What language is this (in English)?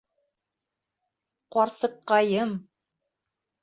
Bashkir